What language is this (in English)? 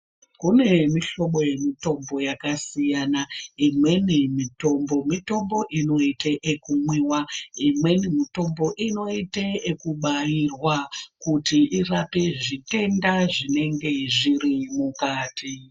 Ndau